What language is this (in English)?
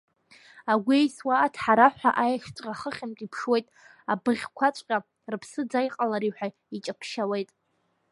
Abkhazian